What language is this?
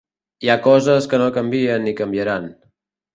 Catalan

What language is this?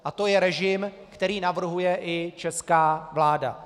Czech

